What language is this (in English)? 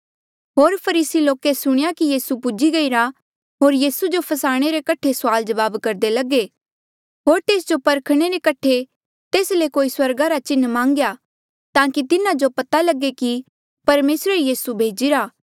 Mandeali